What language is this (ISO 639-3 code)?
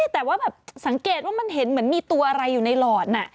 tha